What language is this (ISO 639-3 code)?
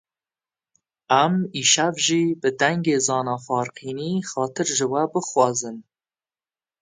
kur